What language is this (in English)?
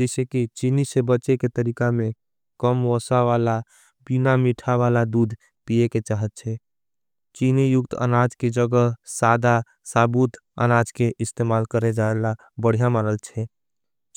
Angika